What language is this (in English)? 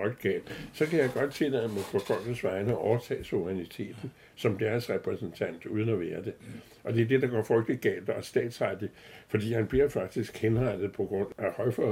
Danish